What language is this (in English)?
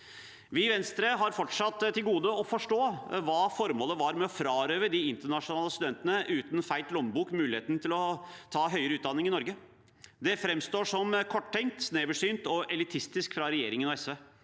Norwegian